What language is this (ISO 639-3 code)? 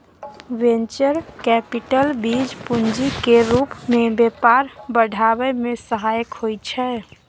mai